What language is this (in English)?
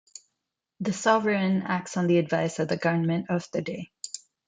English